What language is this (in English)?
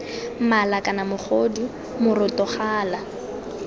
Tswana